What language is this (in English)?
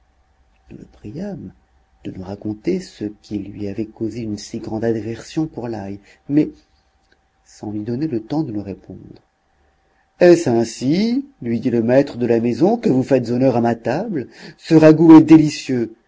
French